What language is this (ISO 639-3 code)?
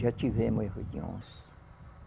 por